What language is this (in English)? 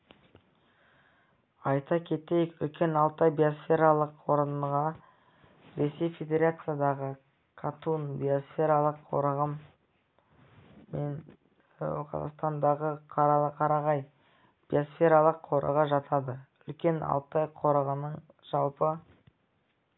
Kazakh